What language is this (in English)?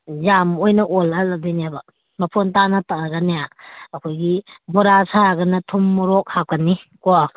Manipuri